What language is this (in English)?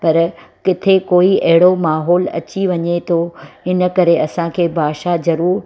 Sindhi